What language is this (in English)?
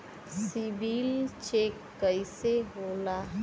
Bhojpuri